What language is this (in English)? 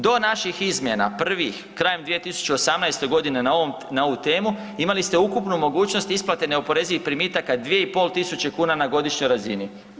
Croatian